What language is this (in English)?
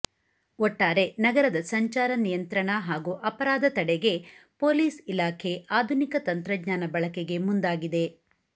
Kannada